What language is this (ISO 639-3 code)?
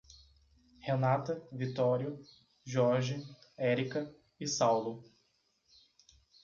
por